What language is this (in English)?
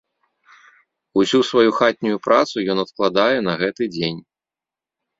Belarusian